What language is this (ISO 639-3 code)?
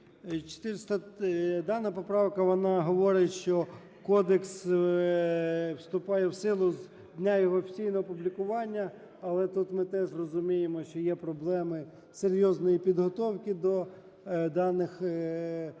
ukr